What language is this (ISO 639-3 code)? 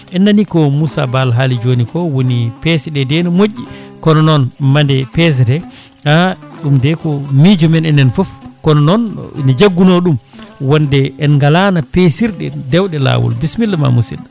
ful